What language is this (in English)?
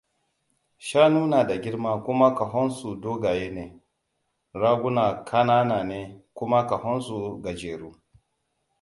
Hausa